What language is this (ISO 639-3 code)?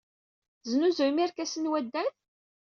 kab